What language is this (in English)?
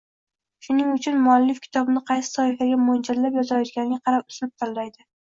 Uzbek